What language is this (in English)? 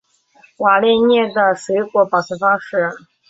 Chinese